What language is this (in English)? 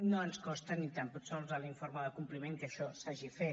Catalan